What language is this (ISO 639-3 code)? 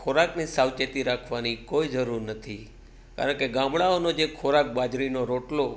guj